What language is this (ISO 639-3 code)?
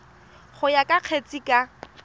tsn